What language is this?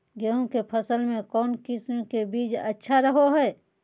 Magahi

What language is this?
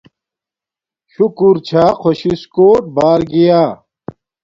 Domaaki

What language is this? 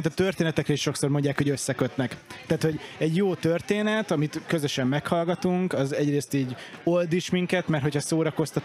Hungarian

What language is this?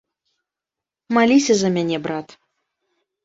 Belarusian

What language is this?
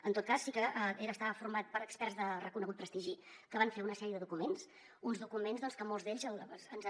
Catalan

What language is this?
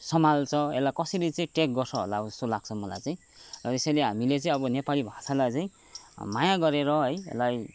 Nepali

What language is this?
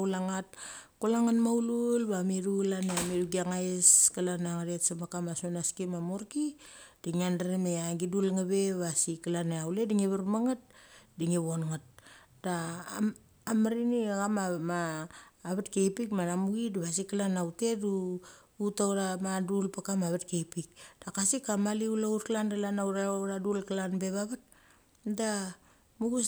Mali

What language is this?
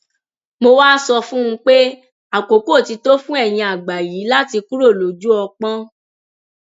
Yoruba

